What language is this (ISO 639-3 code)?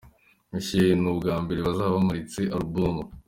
kin